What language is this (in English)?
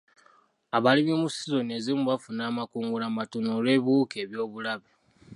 Ganda